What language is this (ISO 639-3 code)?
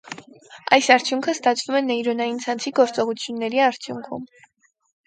hye